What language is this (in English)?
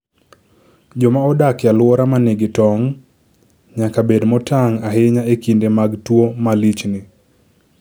Luo (Kenya and Tanzania)